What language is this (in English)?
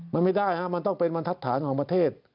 Thai